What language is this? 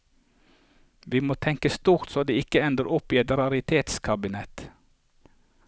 Norwegian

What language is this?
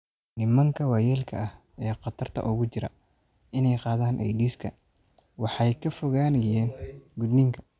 Somali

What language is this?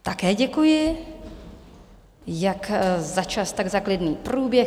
Czech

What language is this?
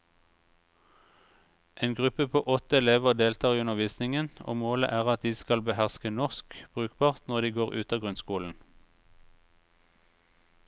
Norwegian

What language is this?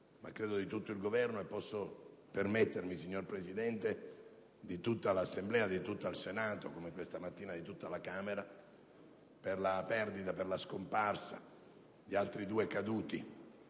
Italian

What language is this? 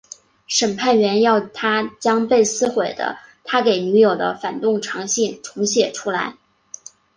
Chinese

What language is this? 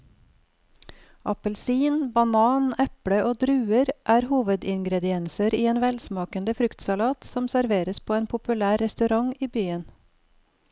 Norwegian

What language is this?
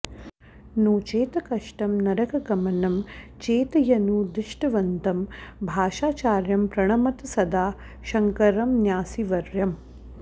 Sanskrit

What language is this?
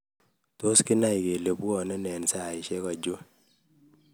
Kalenjin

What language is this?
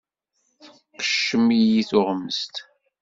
Kabyle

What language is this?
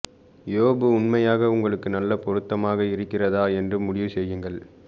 Tamil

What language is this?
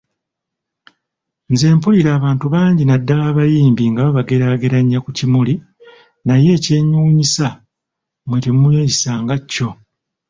Ganda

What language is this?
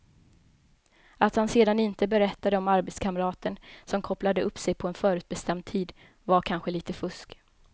Swedish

